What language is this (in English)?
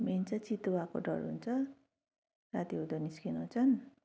Nepali